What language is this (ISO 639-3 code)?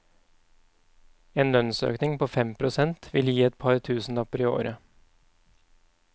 nor